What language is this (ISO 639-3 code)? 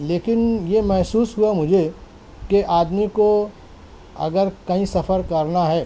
urd